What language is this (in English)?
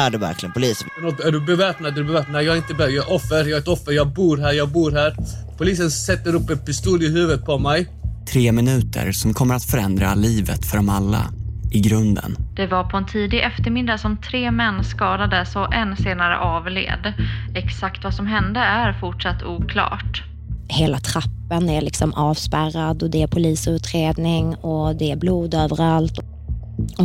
Swedish